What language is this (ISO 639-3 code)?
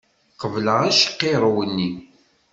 kab